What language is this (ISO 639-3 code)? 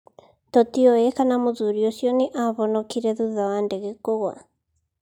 kik